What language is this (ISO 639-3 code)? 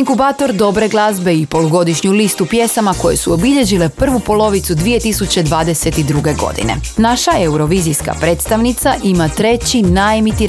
hrv